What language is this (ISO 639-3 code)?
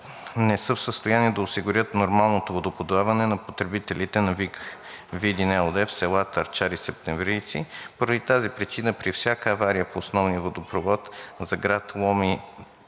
bul